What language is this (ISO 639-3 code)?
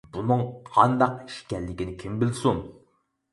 uig